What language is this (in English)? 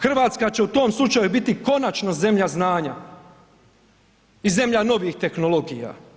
Croatian